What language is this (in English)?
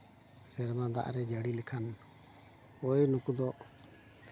Santali